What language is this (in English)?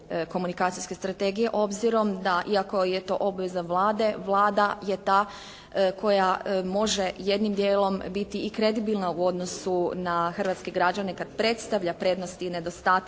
Croatian